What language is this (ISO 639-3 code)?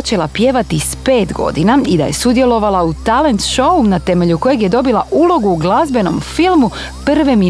hrv